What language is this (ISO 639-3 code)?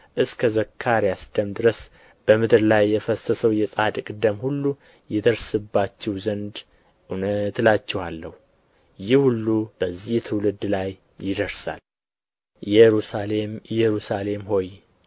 amh